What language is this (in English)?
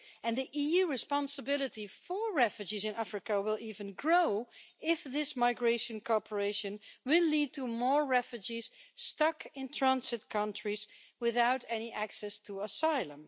English